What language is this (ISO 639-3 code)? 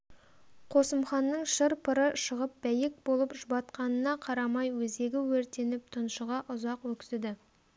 kaz